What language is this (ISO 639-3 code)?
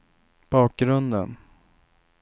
swe